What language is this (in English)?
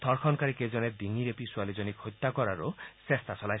Assamese